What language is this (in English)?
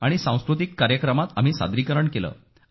Marathi